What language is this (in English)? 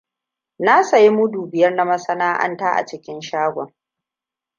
Hausa